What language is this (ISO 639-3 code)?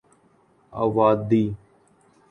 urd